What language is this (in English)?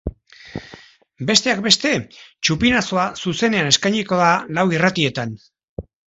Basque